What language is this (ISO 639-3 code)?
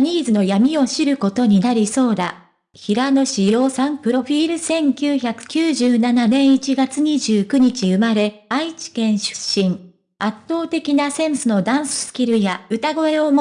jpn